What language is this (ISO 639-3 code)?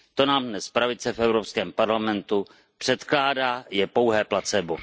ces